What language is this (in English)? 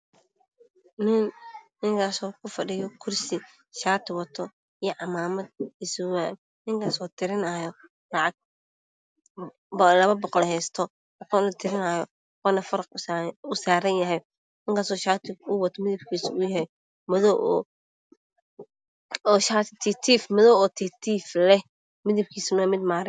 Somali